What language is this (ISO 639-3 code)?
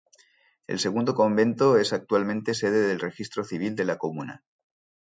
spa